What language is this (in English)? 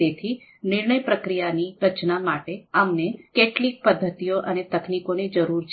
Gujarati